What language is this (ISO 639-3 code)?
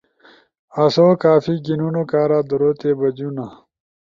ush